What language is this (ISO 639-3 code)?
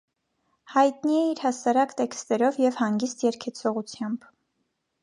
hye